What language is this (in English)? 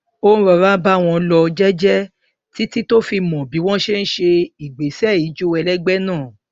Yoruba